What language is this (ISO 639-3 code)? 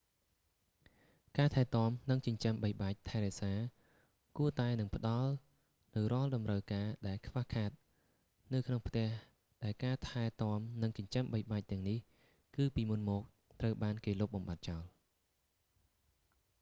khm